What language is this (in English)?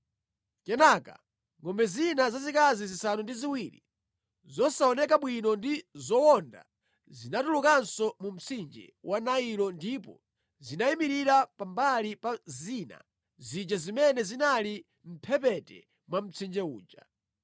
Nyanja